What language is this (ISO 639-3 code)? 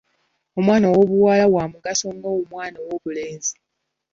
lug